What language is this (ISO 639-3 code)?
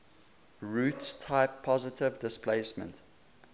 eng